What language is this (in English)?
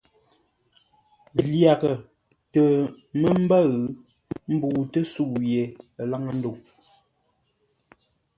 Ngombale